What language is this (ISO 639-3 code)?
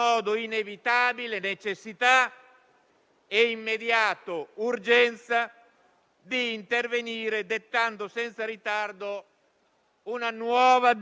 ita